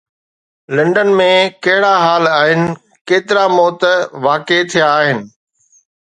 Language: Sindhi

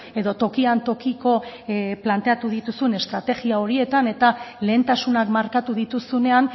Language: Basque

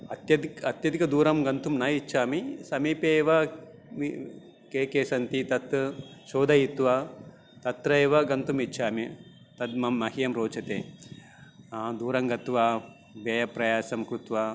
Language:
Sanskrit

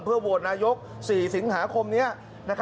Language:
Thai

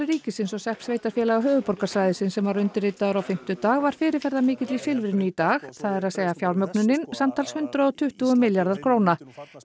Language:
Icelandic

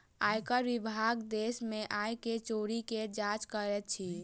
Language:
Maithili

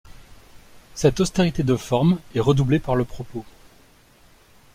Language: French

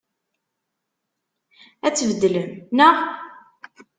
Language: Kabyle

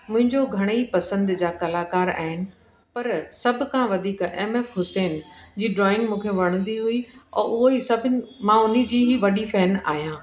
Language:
Sindhi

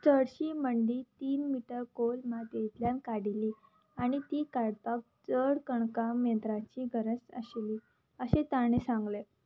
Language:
Konkani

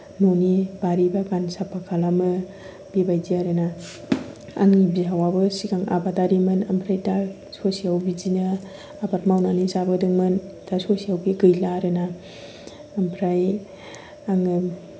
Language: Bodo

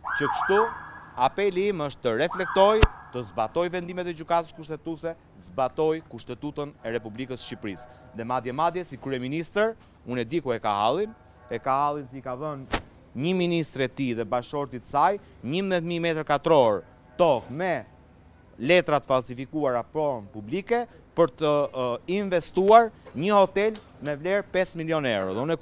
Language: Romanian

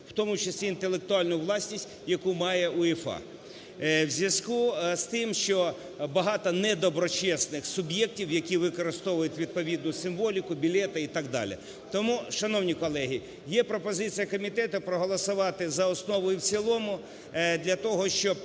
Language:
Ukrainian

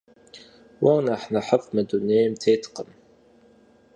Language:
Kabardian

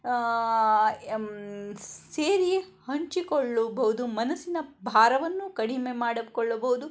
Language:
Kannada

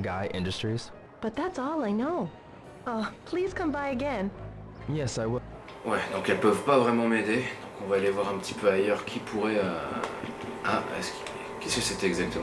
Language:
French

